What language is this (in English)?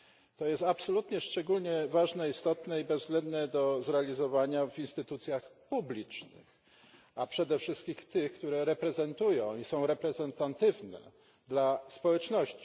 Polish